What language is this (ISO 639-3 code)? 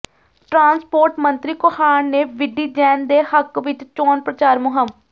pan